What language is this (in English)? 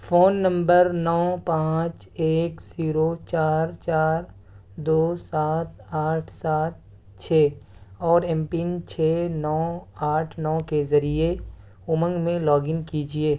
Urdu